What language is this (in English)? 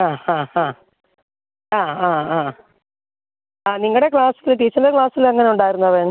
Malayalam